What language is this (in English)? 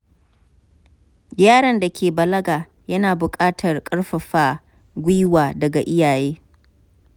Hausa